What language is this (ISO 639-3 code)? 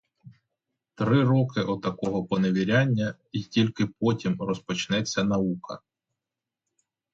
ukr